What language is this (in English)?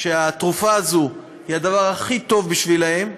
Hebrew